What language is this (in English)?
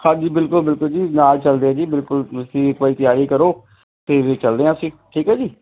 Punjabi